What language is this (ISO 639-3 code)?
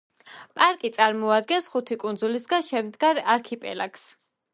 kat